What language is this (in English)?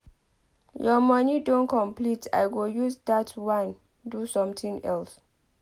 Nigerian Pidgin